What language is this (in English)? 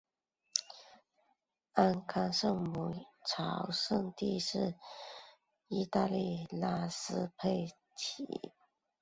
Chinese